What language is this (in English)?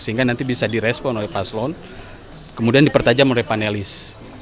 Indonesian